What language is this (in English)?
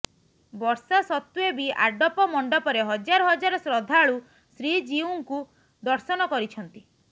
Odia